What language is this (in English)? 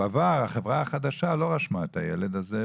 Hebrew